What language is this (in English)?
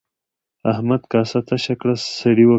Pashto